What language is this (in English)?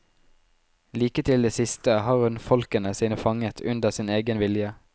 Norwegian